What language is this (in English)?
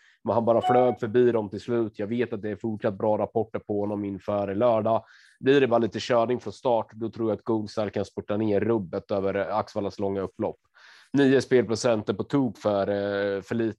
Swedish